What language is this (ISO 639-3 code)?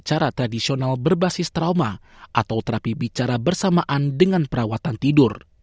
ind